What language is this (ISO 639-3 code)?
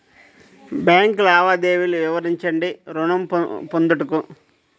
tel